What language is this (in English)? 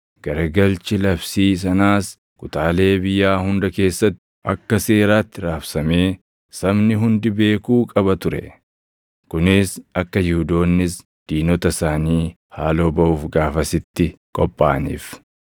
Oromo